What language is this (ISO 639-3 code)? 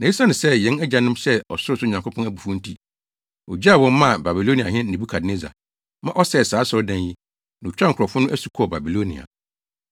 aka